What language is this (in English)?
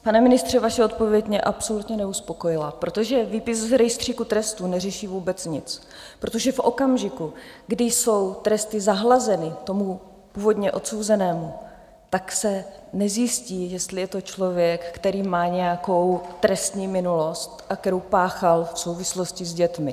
Czech